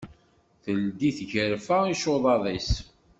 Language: Kabyle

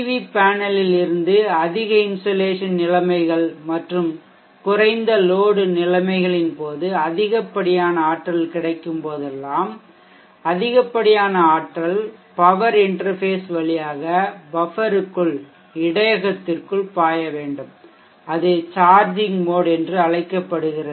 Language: Tamil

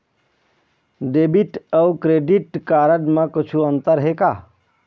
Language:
Chhattisgarhi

